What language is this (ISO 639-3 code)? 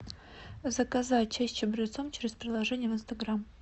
rus